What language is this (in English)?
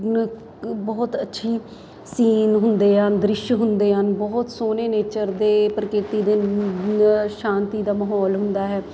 Punjabi